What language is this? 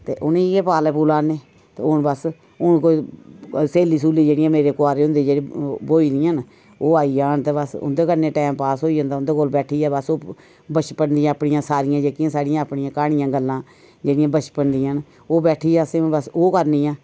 Dogri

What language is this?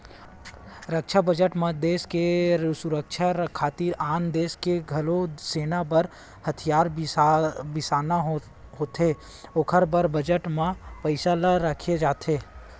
Chhattisgarhi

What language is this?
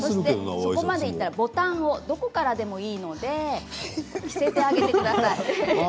Japanese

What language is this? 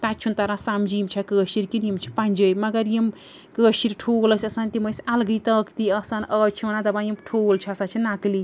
Kashmiri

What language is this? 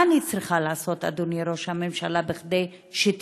Hebrew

